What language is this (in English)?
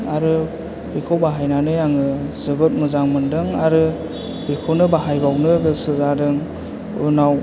Bodo